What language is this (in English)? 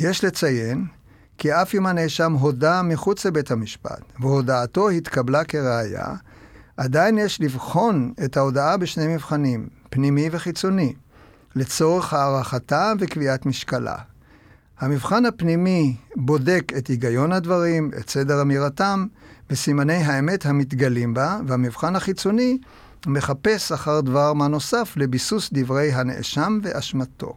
Hebrew